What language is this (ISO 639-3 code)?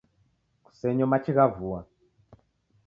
dav